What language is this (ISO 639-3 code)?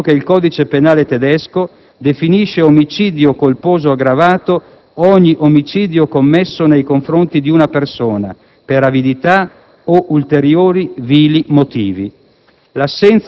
ita